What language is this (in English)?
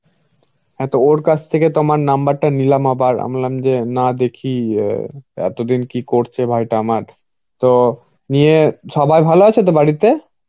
Bangla